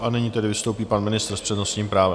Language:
Czech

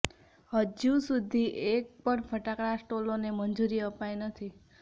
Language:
Gujarati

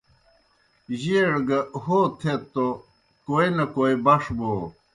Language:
Kohistani Shina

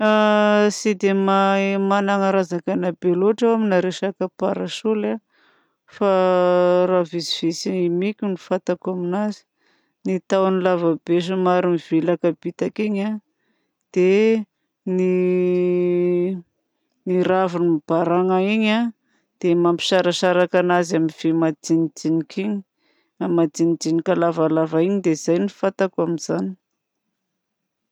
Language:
Southern Betsimisaraka Malagasy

